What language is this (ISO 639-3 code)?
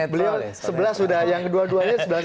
ind